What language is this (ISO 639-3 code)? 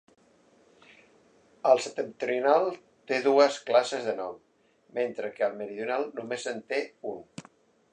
cat